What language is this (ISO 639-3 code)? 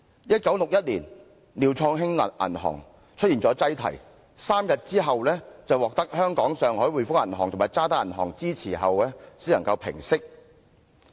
yue